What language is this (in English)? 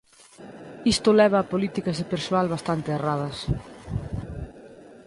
Galician